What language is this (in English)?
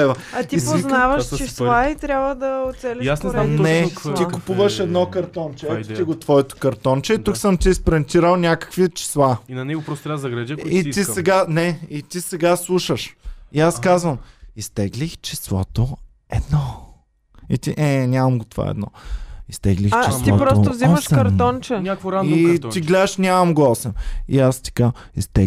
Bulgarian